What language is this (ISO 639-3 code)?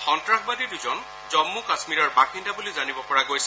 asm